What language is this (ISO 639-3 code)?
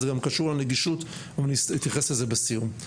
heb